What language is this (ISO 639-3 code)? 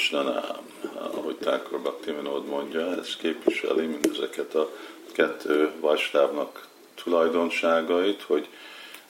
hun